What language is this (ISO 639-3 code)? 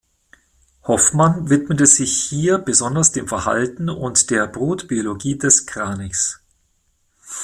deu